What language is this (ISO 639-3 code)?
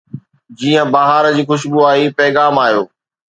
snd